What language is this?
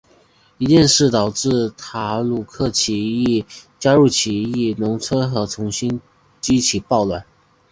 Chinese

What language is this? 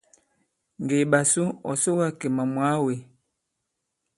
Bankon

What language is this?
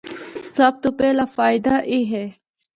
Northern Hindko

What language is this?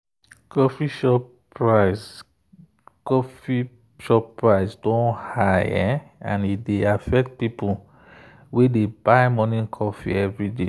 Nigerian Pidgin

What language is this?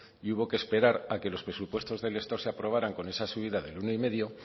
Spanish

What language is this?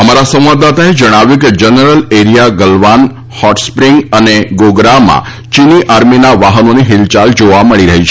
Gujarati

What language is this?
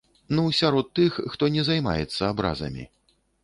Belarusian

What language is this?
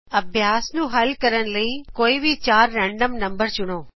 Punjabi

